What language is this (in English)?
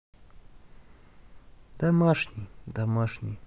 Russian